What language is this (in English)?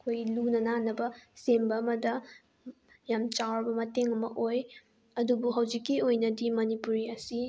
Manipuri